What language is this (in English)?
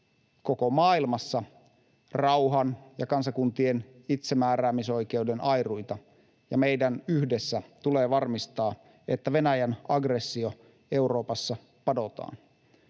Finnish